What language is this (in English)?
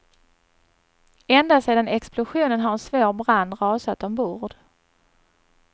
Swedish